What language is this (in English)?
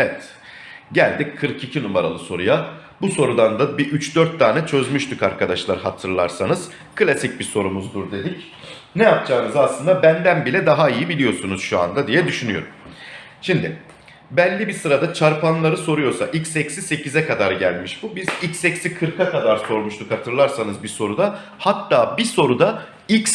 Turkish